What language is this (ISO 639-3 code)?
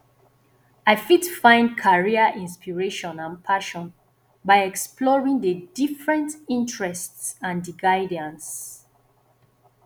pcm